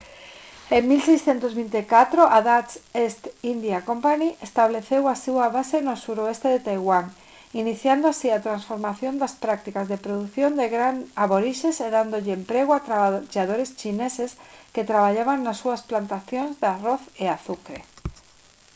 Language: Galician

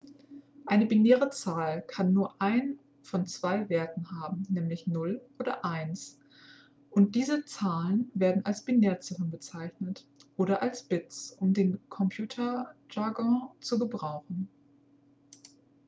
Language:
German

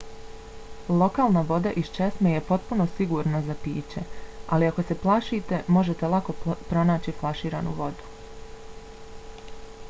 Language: Bosnian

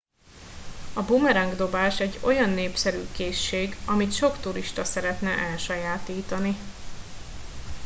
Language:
Hungarian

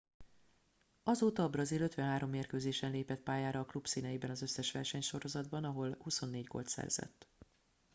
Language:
Hungarian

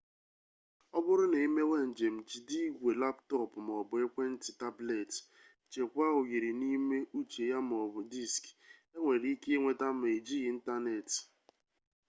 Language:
Igbo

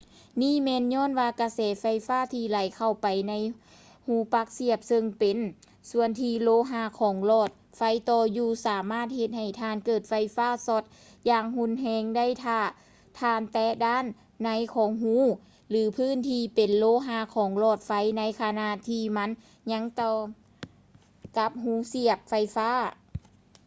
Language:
Lao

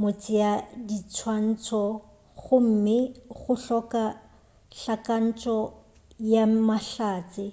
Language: Northern Sotho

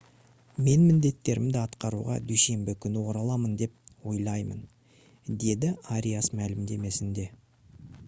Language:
Kazakh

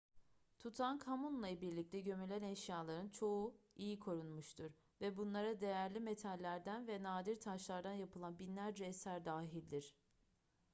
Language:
Turkish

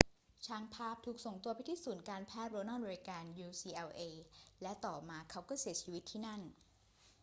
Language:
Thai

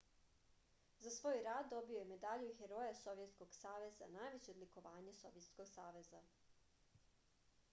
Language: Serbian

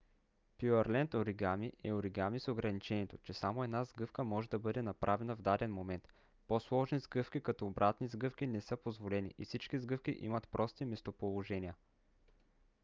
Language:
Bulgarian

